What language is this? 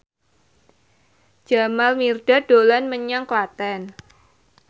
Javanese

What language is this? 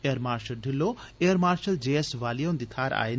Dogri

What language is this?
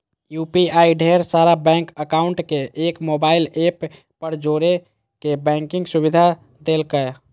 Magahi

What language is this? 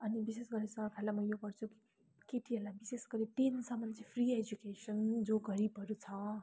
Nepali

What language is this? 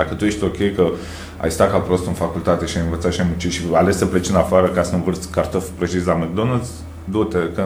Romanian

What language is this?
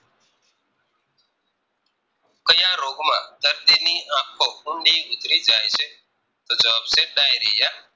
Gujarati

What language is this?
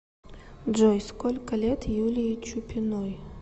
Russian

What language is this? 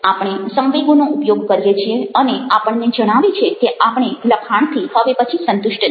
Gujarati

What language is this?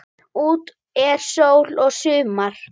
Icelandic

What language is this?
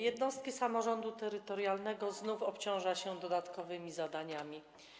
Polish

